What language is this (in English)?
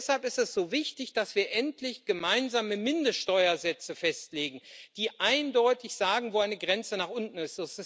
German